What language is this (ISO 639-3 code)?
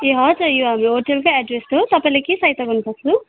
nep